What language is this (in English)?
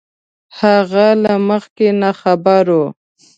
Pashto